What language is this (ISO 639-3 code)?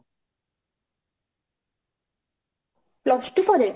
ori